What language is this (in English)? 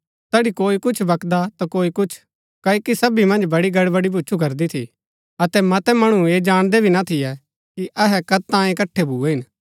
Gaddi